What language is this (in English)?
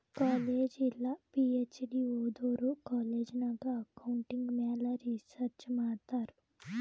Kannada